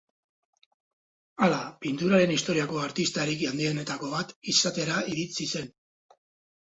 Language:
Basque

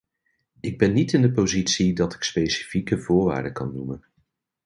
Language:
Dutch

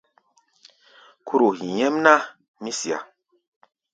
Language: Gbaya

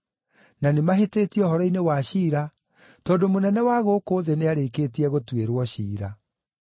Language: Kikuyu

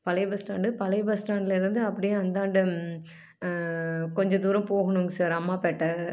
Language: Tamil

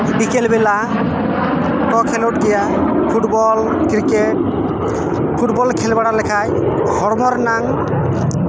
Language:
Santali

